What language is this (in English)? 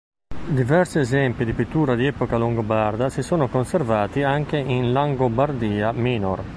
Italian